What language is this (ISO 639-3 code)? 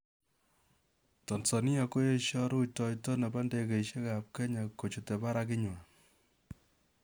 kln